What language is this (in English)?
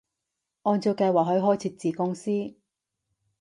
Cantonese